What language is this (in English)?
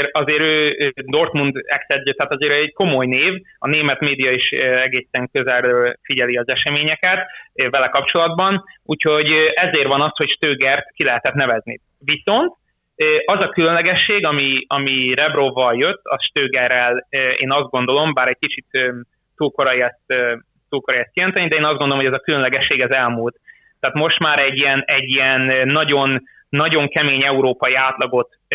Hungarian